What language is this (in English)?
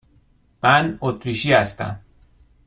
Persian